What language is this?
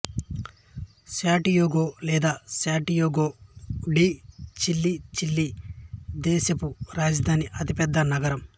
Telugu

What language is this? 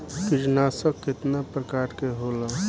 Bhojpuri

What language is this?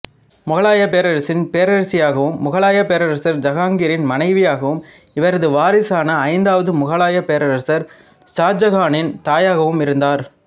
Tamil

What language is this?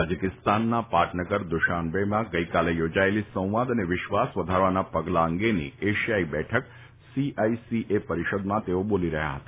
Gujarati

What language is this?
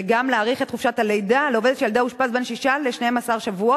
Hebrew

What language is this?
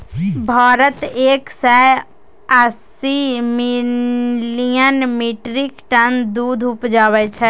Maithili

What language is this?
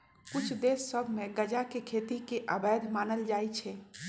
Magahi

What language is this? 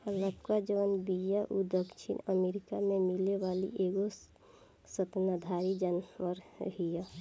Bhojpuri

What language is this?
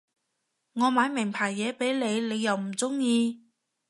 Cantonese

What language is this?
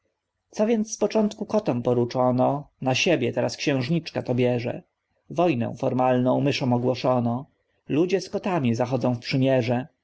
Polish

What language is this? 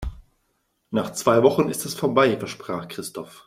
German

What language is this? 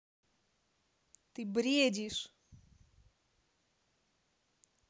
Russian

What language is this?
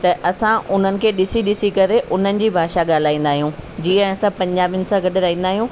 Sindhi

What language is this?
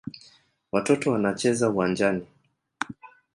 Swahili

